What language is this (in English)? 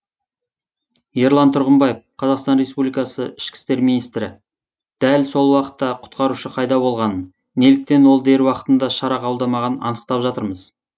Kazakh